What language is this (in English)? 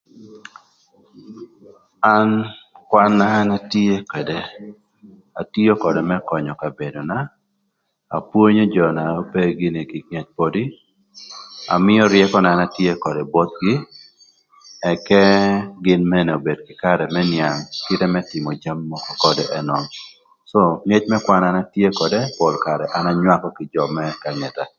Thur